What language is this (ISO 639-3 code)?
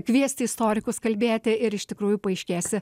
lit